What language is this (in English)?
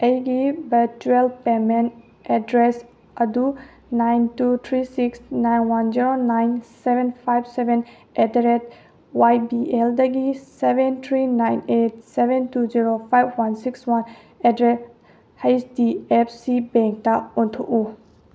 Manipuri